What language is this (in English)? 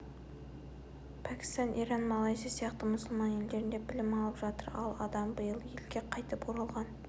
Kazakh